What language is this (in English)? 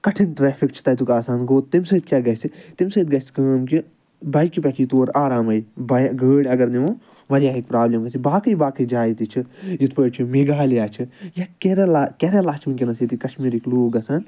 Kashmiri